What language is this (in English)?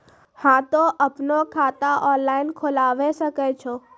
Maithili